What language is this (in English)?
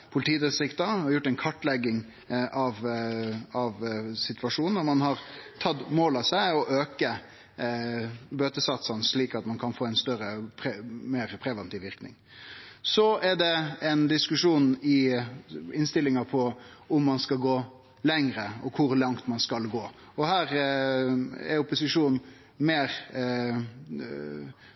Norwegian Nynorsk